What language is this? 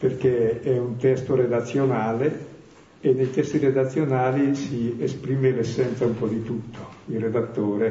Italian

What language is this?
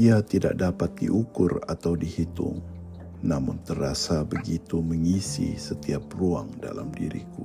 Malay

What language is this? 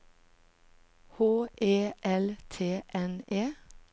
Norwegian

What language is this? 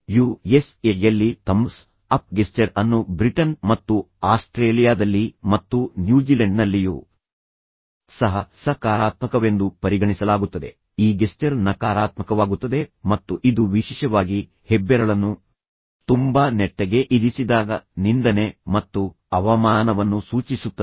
Kannada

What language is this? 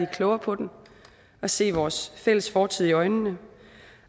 Danish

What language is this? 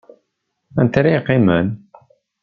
Kabyle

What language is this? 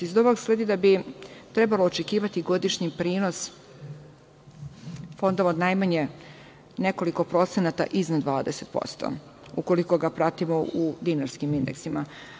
Serbian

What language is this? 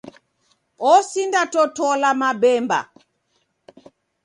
Taita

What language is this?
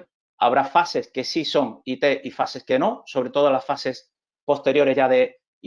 Spanish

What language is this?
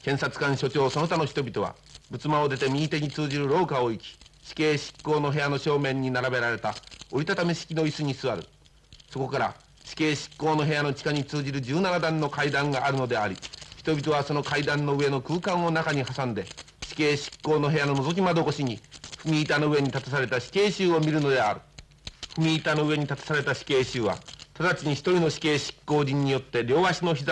Japanese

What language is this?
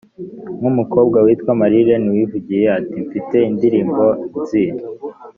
Kinyarwanda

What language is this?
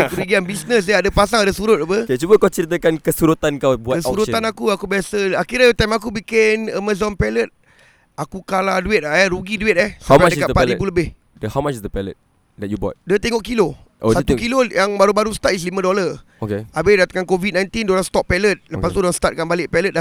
Malay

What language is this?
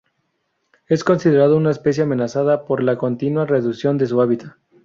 Spanish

